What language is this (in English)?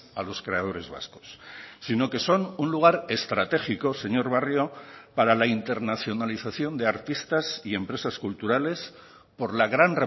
Spanish